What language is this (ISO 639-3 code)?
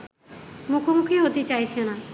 ben